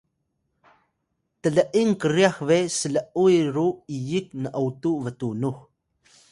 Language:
Atayal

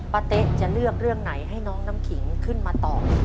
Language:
Thai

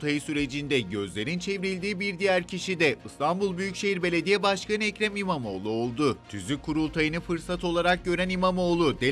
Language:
Turkish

